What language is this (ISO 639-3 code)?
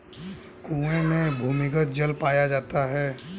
hin